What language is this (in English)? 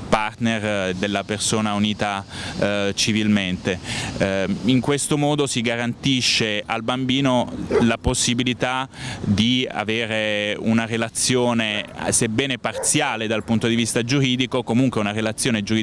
Italian